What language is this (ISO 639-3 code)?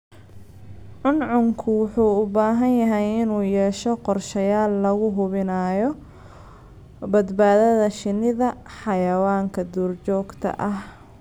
som